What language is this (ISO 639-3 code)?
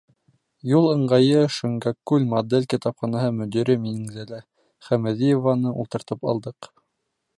bak